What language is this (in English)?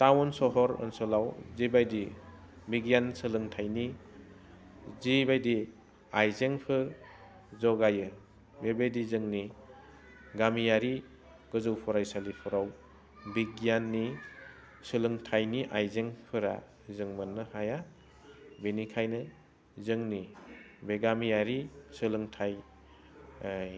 Bodo